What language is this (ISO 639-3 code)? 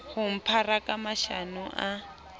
sot